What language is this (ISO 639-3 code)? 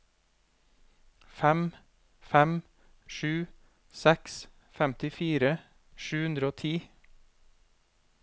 nor